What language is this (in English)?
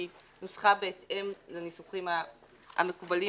Hebrew